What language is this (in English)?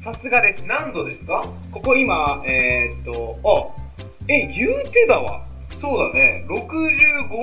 Japanese